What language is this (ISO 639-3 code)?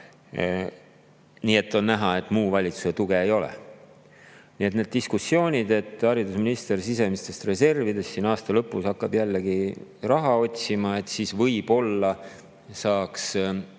est